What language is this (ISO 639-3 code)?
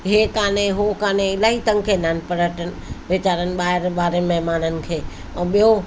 snd